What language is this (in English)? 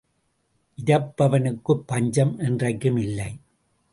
Tamil